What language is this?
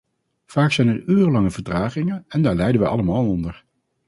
Dutch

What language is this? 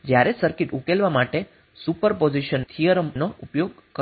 Gujarati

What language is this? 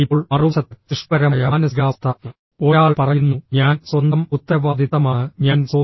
Malayalam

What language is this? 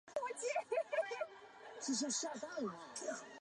Chinese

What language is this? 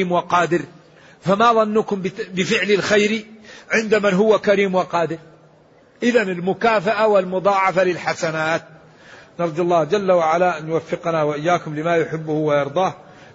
Arabic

